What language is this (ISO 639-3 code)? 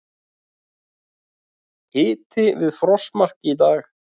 isl